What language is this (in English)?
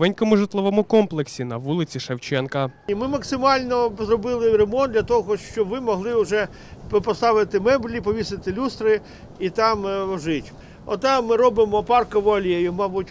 Ukrainian